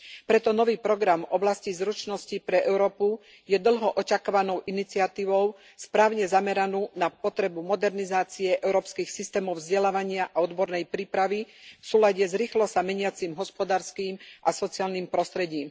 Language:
Slovak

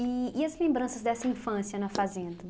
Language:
Portuguese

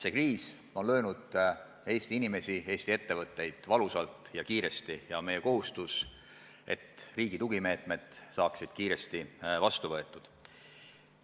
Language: Estonian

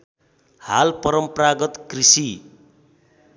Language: Nepali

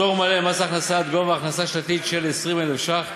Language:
Hebrew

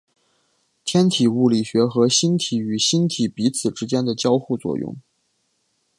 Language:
Chinese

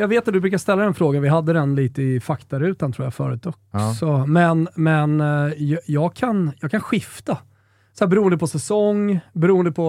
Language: Swedish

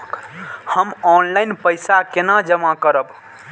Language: Maithili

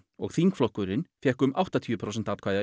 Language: Icelandic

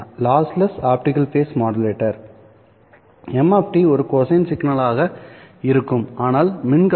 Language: Tamil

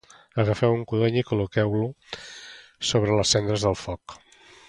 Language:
Catalan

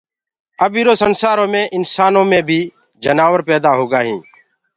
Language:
Gurgula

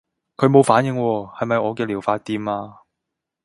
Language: Cantonese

